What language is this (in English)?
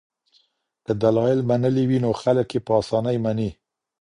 Pashto